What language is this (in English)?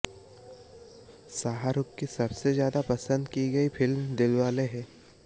Hindi